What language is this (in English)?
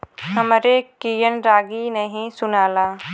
Bhojpuri